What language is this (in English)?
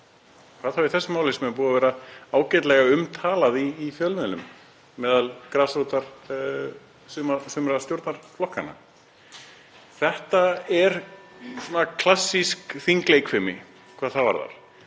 Icelandic